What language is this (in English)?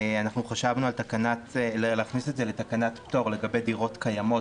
Hebrew